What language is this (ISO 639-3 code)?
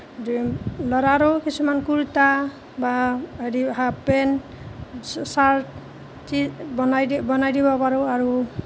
asm